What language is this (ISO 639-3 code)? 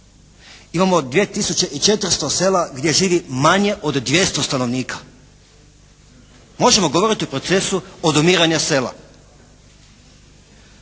hrv